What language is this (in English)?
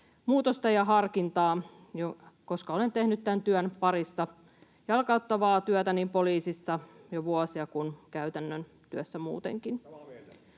Finnish